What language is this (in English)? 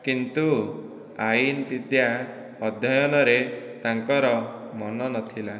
Odia